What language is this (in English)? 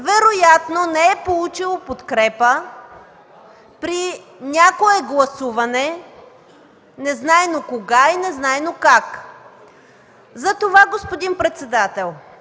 Bulgarian